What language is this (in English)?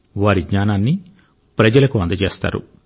Telugu